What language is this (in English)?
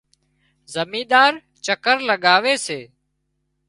Wadiyara Koli